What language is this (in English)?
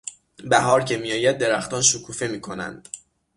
Persian